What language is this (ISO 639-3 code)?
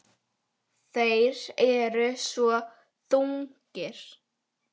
isl